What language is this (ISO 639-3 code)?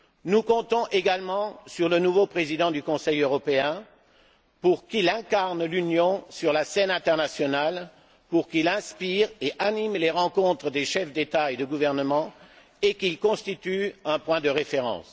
fra